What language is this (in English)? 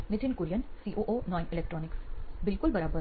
Gujarati